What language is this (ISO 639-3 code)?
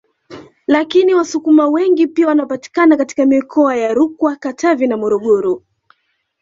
swa